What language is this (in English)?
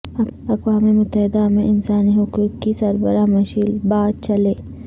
Urdu